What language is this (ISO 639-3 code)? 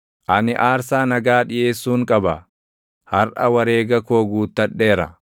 orm